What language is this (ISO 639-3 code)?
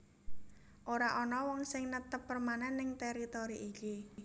jav